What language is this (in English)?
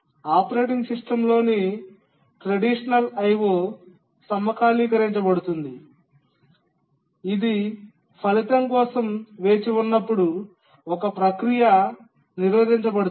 Telugu